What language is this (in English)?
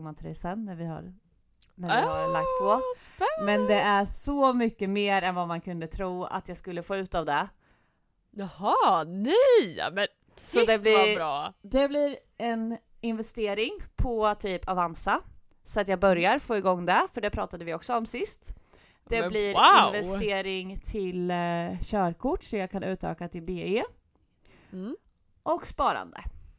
Swedish